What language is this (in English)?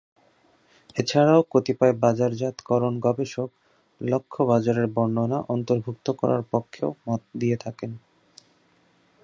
Bangla